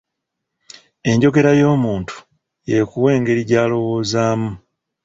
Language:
Ganda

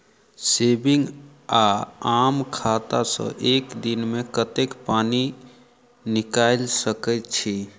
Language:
Maithili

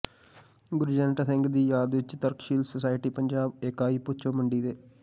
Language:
Punjabi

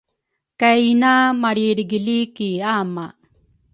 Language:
Rukai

